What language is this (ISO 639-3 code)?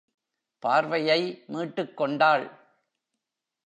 tam